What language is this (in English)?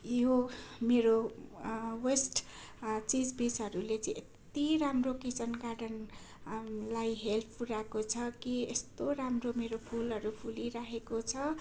Nepali